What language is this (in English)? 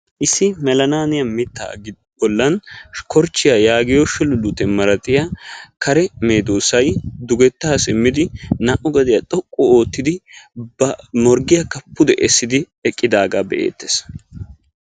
Wolaytta